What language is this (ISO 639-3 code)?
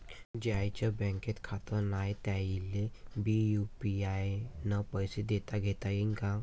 mar